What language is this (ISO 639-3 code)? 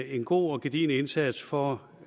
dan